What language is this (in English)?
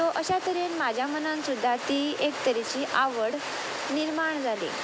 Konkani